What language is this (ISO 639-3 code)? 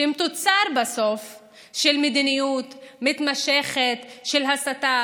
heb